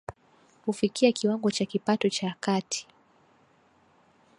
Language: Swahili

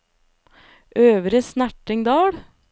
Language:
Norwegian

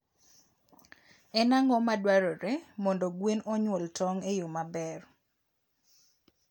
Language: Luo (Kenya and Tanzania)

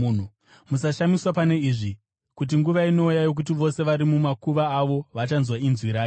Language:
Shona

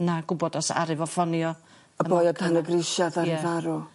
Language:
Welsh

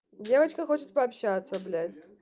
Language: Russian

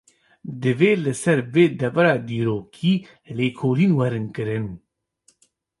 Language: Kurdish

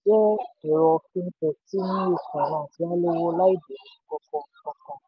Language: Yoruba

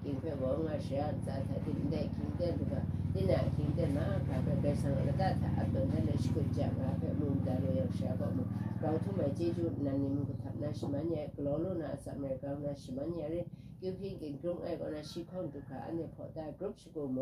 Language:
Thai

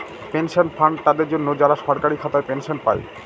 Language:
Bangla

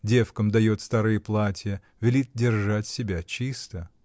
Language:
Russian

